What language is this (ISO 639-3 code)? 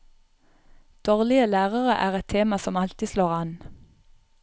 nor